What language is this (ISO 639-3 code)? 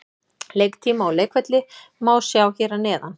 isl